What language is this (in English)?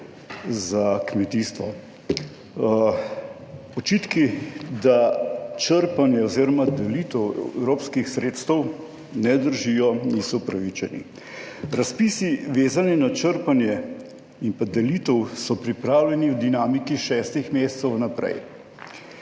Slovenian